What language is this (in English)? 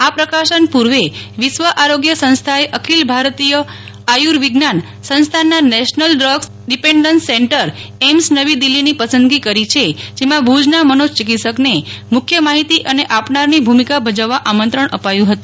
Gujarati